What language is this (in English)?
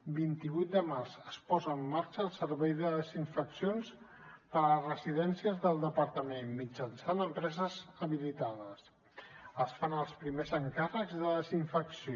Catalan